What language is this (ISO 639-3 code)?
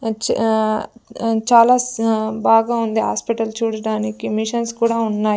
tel